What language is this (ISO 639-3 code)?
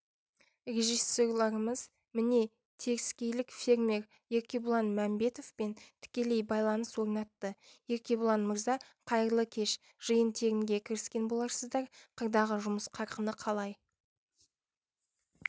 kaz